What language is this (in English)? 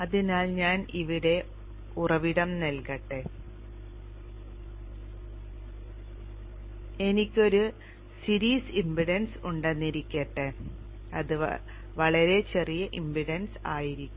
Malayalam